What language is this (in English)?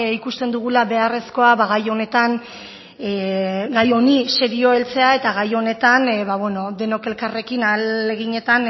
Basque